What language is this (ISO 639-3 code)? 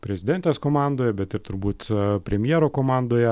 lit